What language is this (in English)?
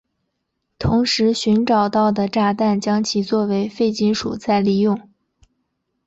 Chinese